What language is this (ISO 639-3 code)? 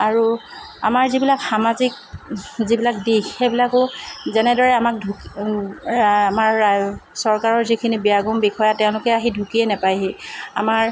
asm